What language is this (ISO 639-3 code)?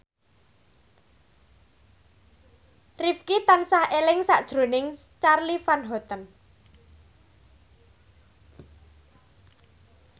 jav